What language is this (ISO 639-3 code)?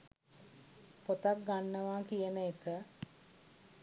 sin